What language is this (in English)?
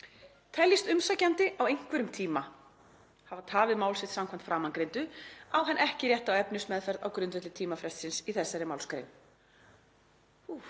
Icelandic